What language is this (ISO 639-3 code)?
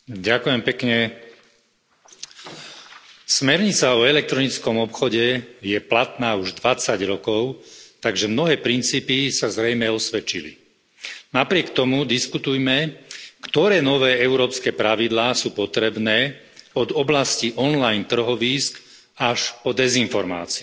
slk